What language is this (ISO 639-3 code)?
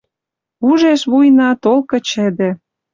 mrj